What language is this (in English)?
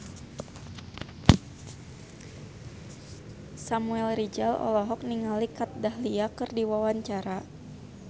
Sundanese